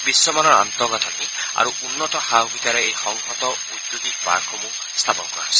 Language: Assamese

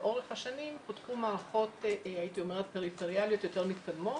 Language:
Hebrew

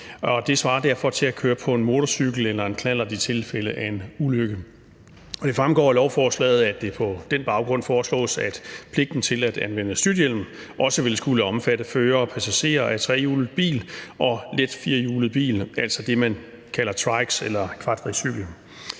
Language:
Danish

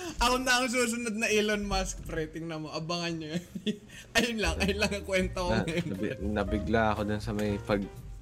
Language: Filipino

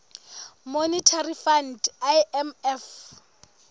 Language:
Southern Sotho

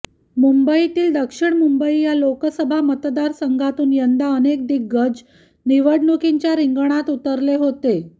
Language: Marathi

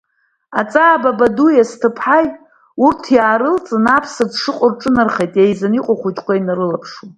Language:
Abkhazian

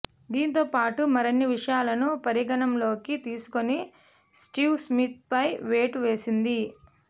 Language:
Telugu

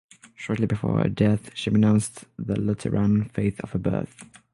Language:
English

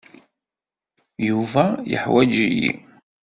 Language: Kabyle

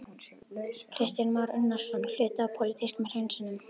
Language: Icelandic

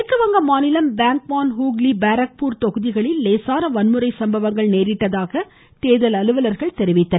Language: Tamil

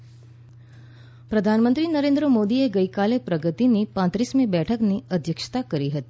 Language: Gujarati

